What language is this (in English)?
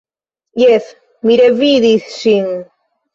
Esperanto